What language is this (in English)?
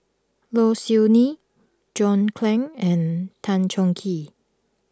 English